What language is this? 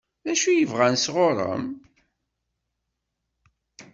Kabyle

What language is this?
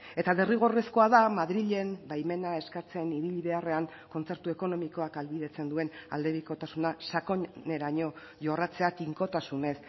Basque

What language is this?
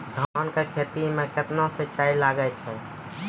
Maithili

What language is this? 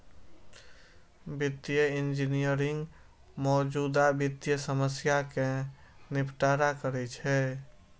Maithili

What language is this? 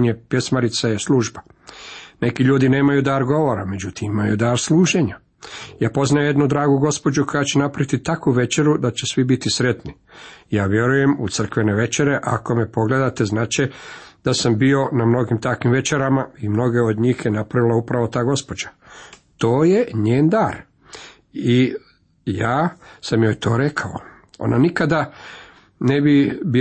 Croatian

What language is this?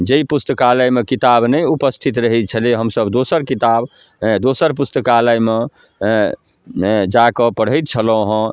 Maithili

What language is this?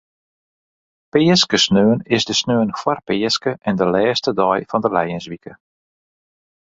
Western Frisian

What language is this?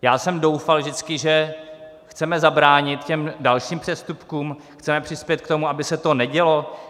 Czech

